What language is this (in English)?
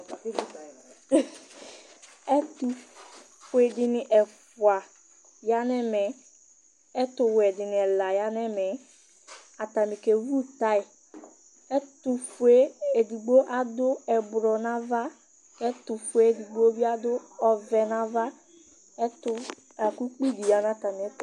Ikposo